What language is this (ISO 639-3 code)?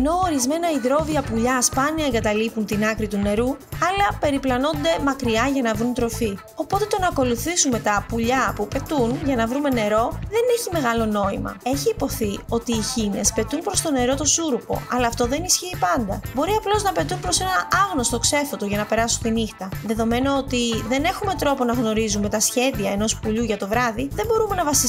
ell